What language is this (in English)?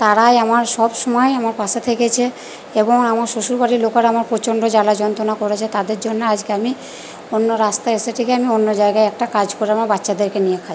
Bangla